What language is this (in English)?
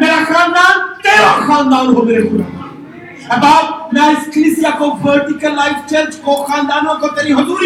Urdu